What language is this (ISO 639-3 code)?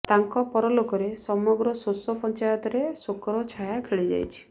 ori